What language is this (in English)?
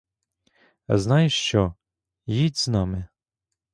Ukrainian